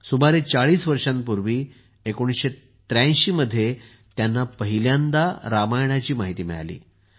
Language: Marathi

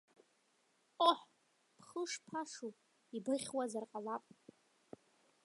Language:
Abkhazian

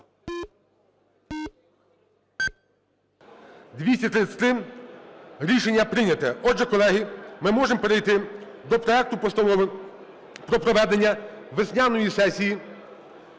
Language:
Ukrainian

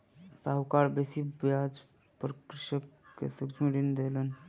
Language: Maithili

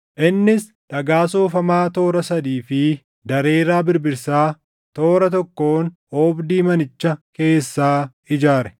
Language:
Oromo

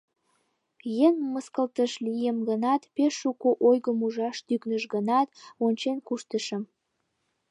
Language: Mari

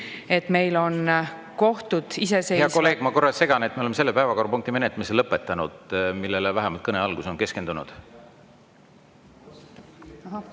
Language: Estonian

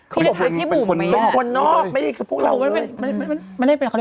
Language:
Thai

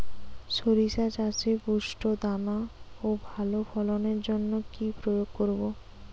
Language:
Bangla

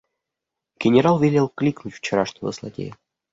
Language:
Russian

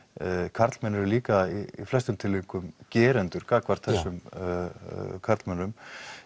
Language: Icelandic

